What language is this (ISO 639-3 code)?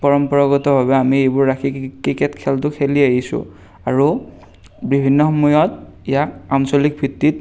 asm